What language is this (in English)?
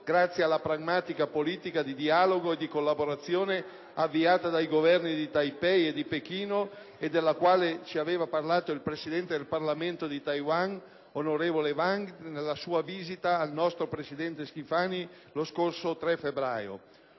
Italian